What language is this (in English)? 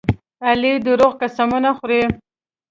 Pashto